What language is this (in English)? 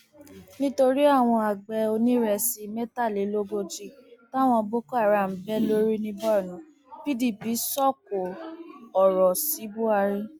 Yoruba